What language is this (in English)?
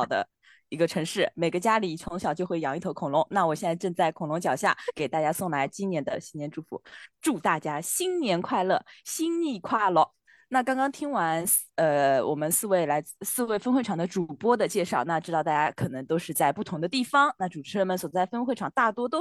Chinese